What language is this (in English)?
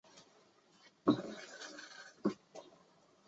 Chinese